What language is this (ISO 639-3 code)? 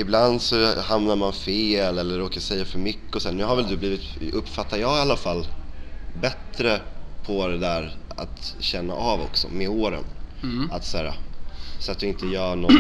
swe